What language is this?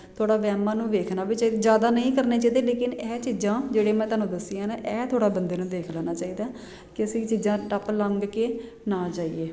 Punjabi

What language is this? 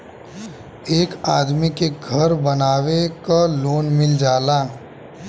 Bhojpuri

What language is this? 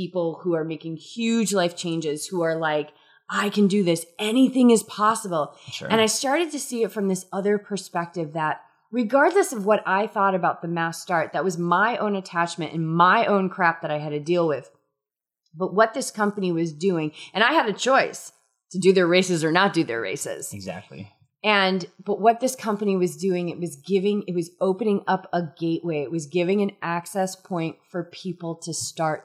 English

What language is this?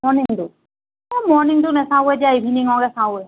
Assamese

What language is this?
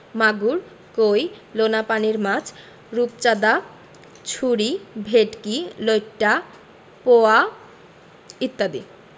Bangla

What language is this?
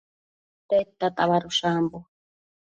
Matsés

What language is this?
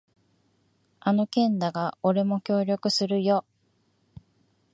Japanese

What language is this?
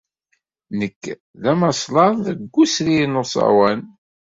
Kabyle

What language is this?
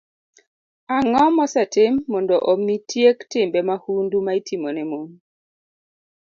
Luo (Kenya and Tanzania)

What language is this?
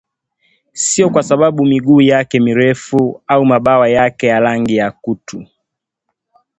Swahili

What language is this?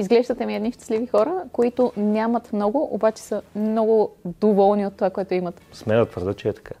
Bulgarian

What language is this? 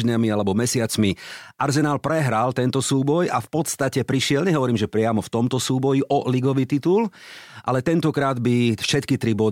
Slovak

